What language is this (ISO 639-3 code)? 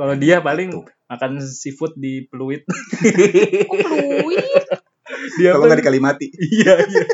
ind